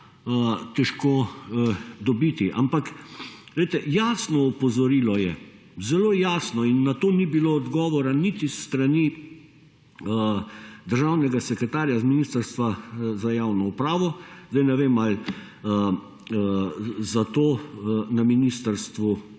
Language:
Slovenian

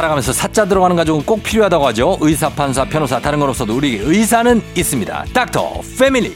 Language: Korean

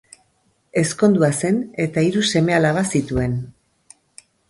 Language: Basque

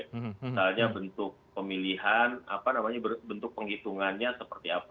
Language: Indonesian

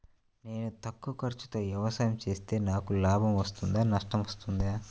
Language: Telugu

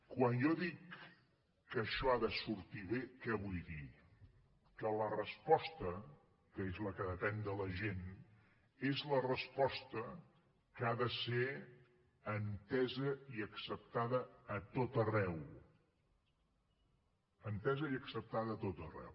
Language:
Catalan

